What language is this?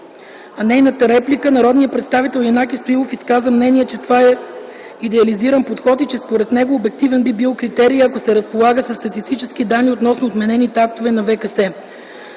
Bulgarian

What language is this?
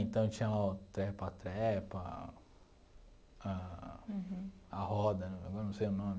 Portuguese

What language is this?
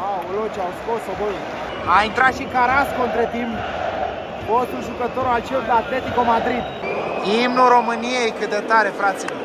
Romanian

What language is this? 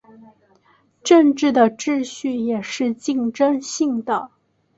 Chinese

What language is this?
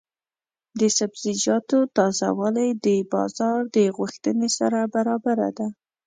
Pashto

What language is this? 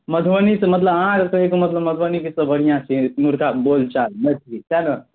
Maithili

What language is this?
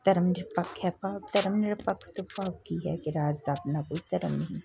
Punjabi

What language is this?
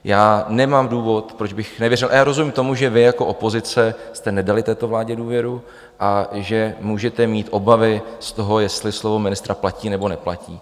Czech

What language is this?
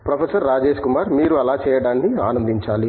Telugu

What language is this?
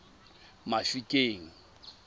Tswana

